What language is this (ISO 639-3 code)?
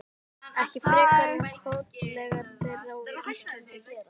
isl